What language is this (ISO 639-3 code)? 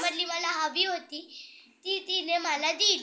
mar